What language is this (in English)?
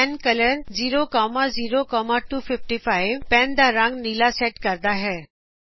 Punjabi